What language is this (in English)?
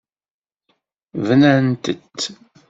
Kabyle